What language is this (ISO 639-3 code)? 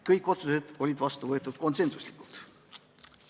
est